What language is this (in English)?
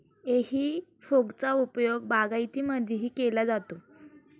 Marathi